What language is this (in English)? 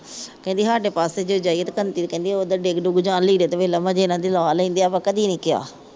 Punjabi